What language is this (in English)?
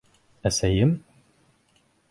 Bashkir